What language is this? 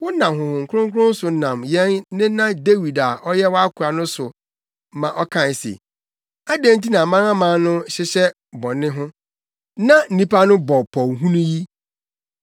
Akan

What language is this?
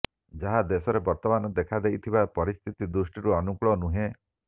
Odia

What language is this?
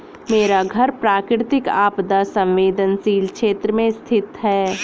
Hindi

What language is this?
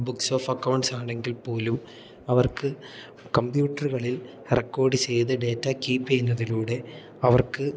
Malayalam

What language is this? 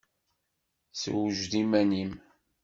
Kabyle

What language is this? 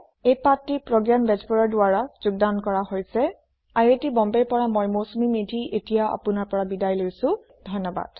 Assamese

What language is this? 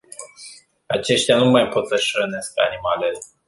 Romanian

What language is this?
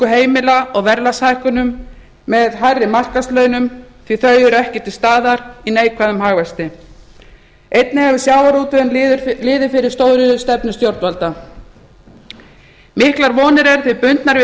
Icelandic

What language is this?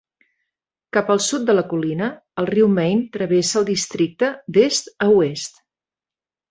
Catalan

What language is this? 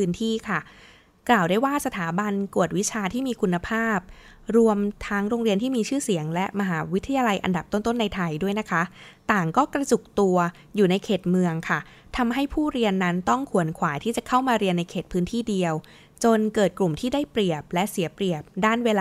Thai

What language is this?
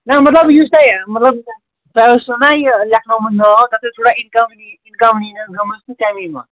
Kashmiri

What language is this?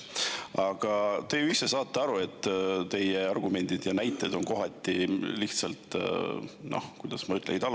Estonian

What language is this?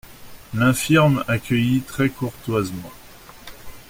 French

